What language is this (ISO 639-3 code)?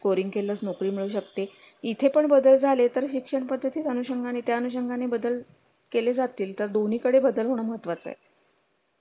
mar